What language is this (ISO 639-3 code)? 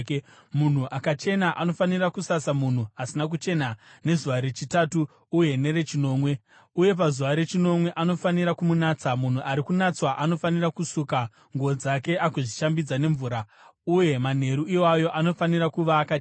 sna